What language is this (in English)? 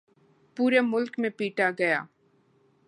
Urdu